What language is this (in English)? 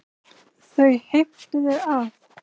Icelandic